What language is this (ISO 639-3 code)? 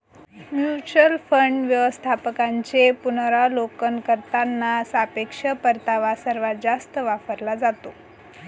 mar